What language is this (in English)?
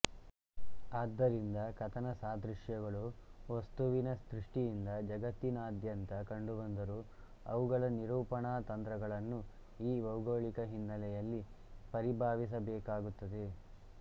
Kannada